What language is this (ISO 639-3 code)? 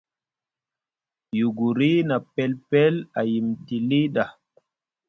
mug